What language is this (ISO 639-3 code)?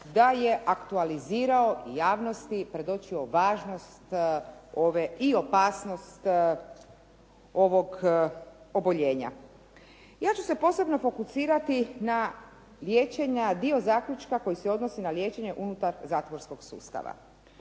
hrv